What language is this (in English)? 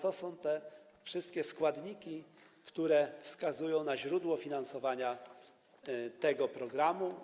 Polish